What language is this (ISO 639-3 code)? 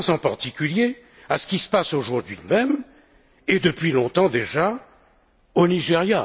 fra